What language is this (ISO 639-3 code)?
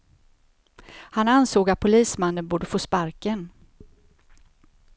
swe